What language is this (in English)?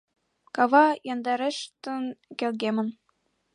Mari